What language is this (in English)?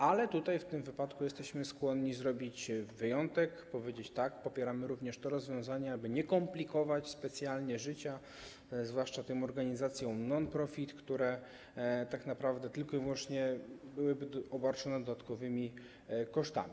Polish